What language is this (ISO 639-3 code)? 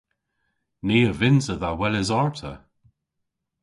cor